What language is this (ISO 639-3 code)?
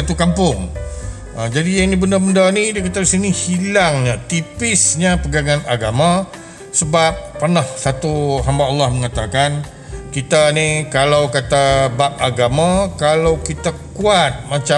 msa